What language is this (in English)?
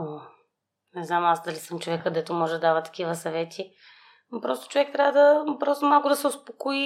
Bulgarian